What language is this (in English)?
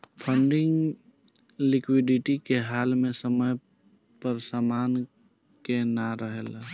Bhojpuri